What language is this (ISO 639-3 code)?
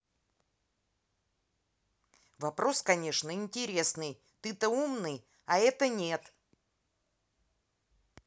rus